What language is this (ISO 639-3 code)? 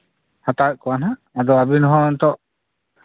sat